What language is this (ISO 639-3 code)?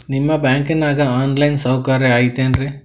kan